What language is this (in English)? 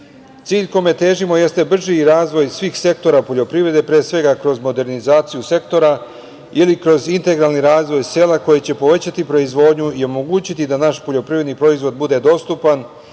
Serbian